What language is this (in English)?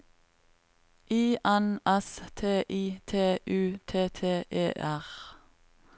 Norwegian